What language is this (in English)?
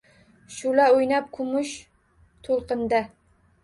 Uzbek